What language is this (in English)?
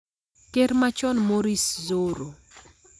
Luo (Kenya and Tanzania)